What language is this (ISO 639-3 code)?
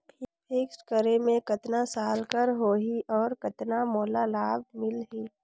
hne